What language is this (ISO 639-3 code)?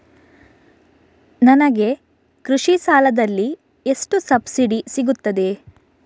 kan